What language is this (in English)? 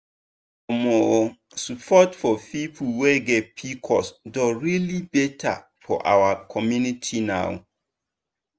Nigerian Pidgin